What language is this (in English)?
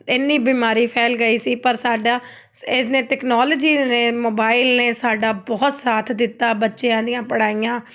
Punjabi